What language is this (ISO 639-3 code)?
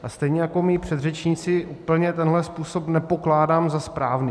ces